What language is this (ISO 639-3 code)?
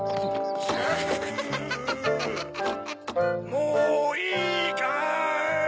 jpn